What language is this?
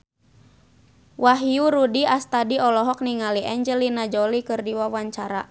Sundanese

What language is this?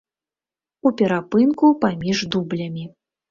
Belarusian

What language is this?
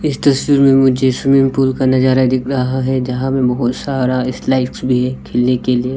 Hindi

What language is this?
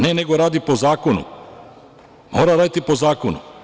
Serbian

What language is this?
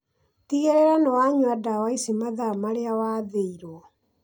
Kikuyu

